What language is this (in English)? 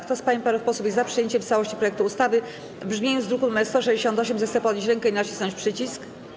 Polish